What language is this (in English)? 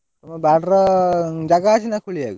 Odia